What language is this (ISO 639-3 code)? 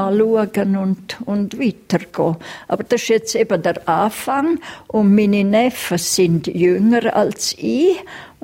deu